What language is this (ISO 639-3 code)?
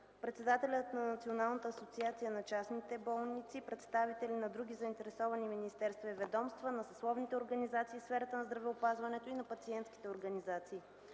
bul